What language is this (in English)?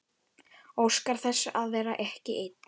Icelandic